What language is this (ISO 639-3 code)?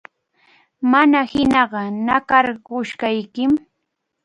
qxu